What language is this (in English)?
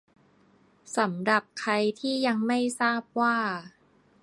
Thai